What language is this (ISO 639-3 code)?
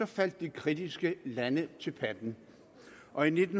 dan